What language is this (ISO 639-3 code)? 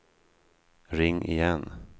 swe